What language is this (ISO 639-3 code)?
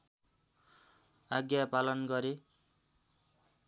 nep